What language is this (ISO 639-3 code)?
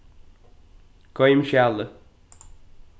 fao